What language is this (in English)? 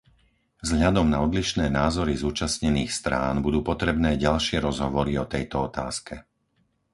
Slovak